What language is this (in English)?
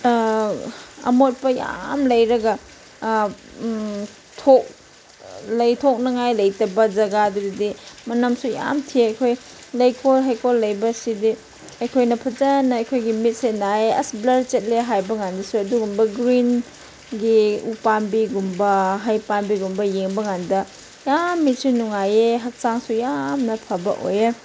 Manipuri